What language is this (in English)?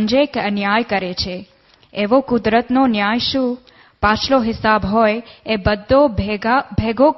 Gujarati